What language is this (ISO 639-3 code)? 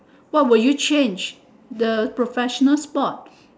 eng